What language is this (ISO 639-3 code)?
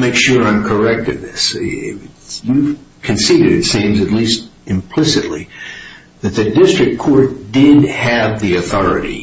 eng